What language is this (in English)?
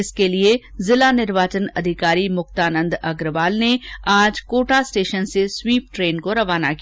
Hindi